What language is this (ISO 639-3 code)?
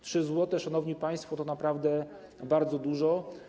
pol